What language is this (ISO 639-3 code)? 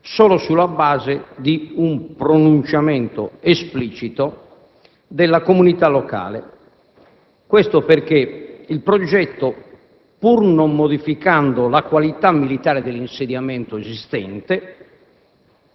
ita